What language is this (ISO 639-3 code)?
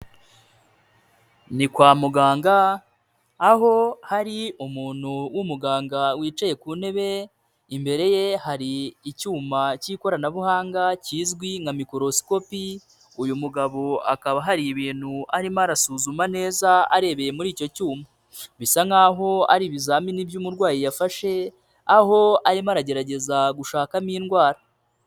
kin